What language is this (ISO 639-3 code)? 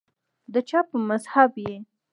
pus